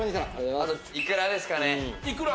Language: Japanese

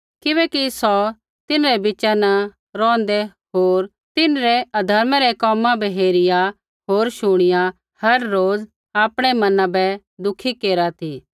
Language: Kullu Pahari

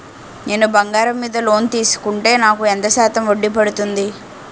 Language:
Telugu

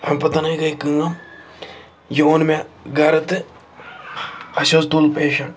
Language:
Kashmiri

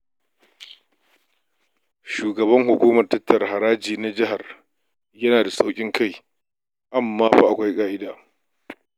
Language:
Hausa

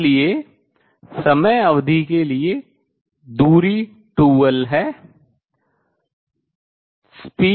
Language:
Hindi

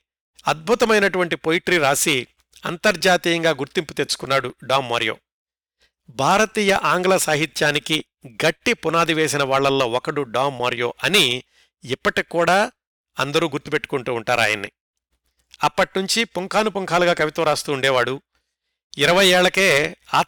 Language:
Telugu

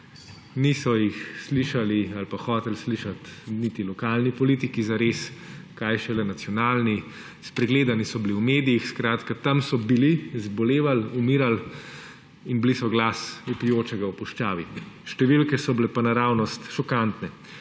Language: Slovenian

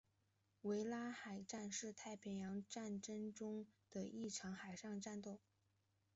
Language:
Chinese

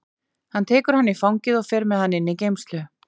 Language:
Icelandic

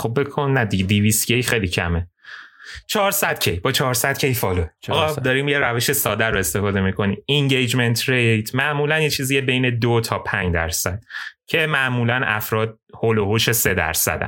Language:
Persian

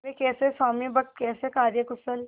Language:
Hindi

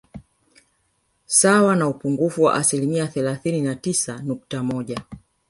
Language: Swahili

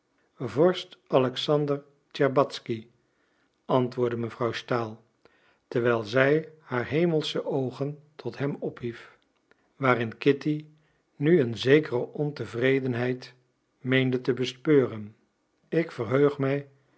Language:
Dutch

